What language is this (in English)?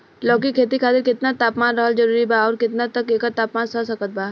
Bhojpuri